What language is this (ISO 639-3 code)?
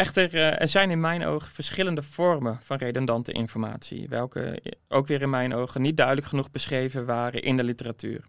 nld